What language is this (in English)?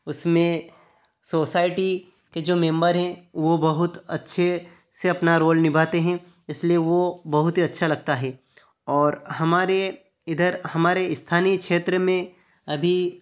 Hindi